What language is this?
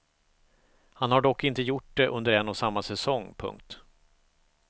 Swedish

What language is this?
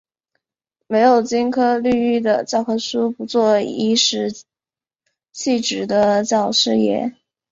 Chinese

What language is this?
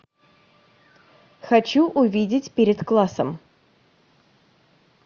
Russian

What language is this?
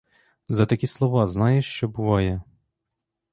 Ukrainian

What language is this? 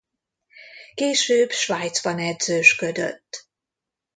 Hungarian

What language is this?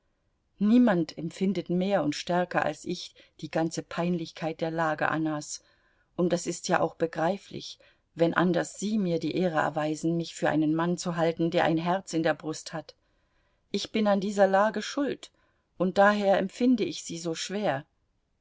German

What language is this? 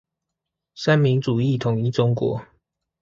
Chinese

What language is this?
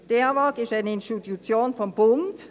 Swiss German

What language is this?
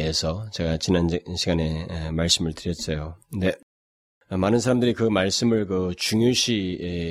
Korean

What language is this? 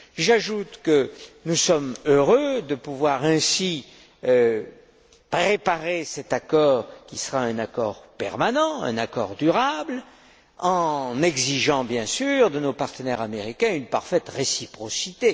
French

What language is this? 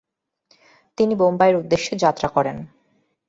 Bangla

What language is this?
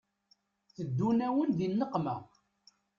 Kabyle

